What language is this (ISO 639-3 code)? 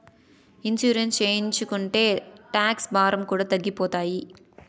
tel